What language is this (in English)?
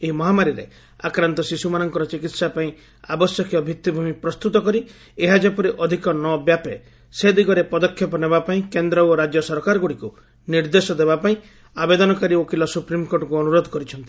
Odia